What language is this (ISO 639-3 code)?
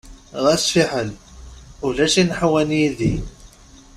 kab